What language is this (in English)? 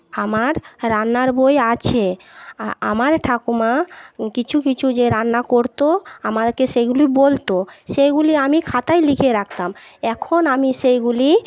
Bangla